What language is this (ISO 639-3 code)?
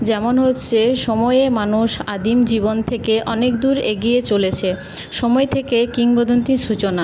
ben